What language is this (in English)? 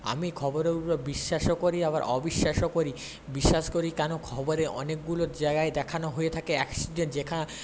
Bangla